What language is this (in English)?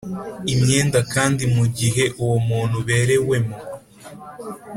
Kinyarwanda